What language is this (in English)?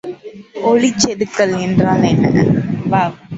Tamil